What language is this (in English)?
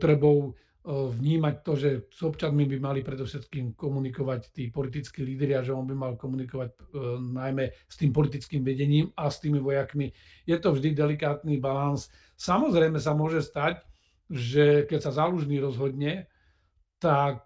Slovak